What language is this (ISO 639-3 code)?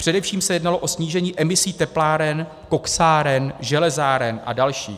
ces